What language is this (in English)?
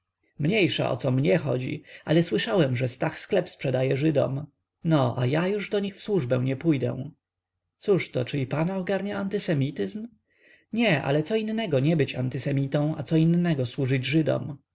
Polish